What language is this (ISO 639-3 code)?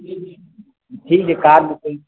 mai